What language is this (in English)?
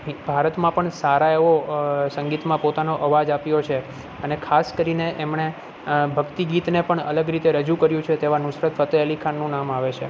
Gujarati